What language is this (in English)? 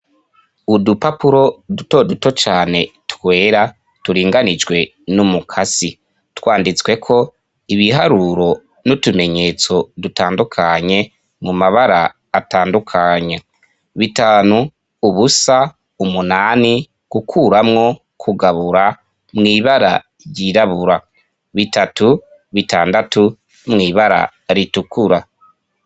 Rundi